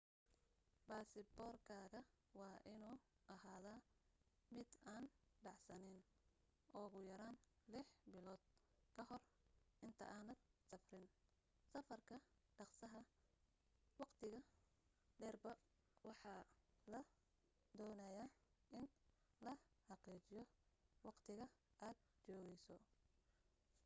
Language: Somali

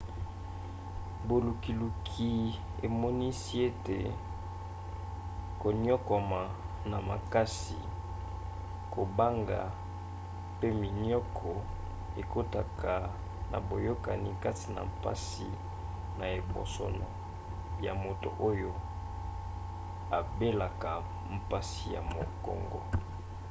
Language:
Lingala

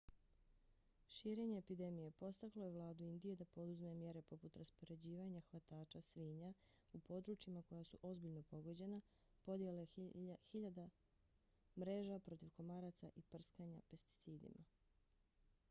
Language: Bosnian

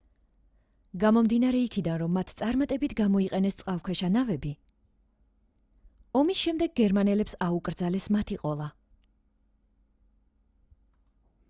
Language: Georgian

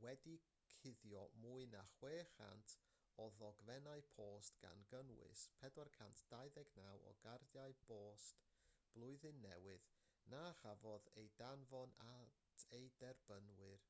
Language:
Welsh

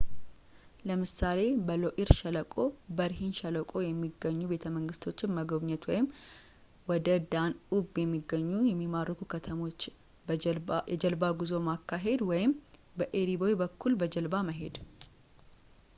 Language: Amharic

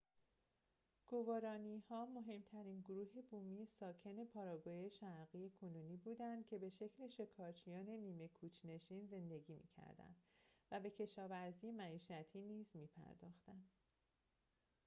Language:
Persian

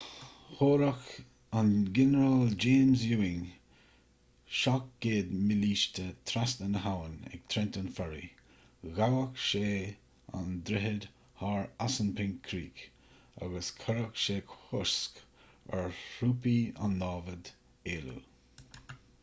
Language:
Irish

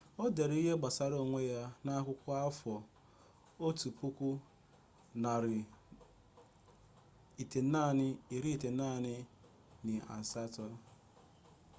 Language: Igbo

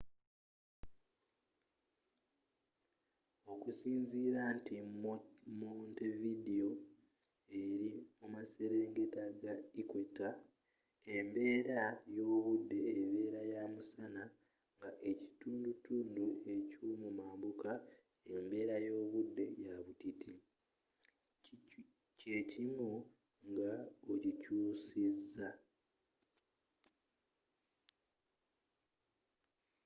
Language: Ganda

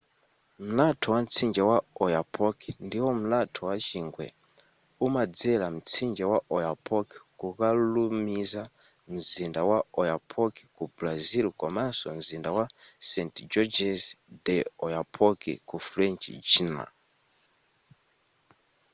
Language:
Nyanja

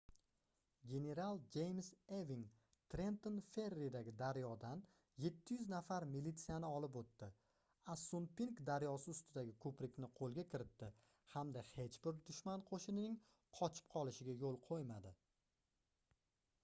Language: Uzbek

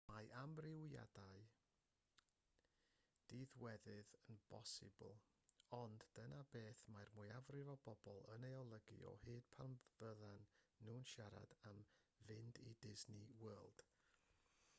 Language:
Welsh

